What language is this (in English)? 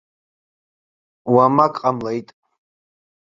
Abkhazian